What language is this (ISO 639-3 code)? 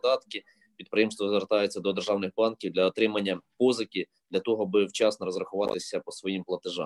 ukr